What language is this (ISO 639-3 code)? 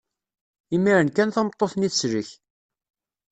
kab